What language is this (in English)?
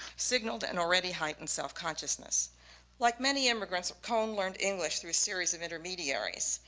English